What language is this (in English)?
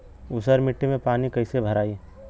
Bhojpuri